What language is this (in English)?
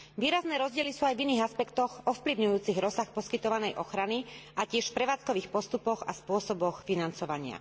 Slovak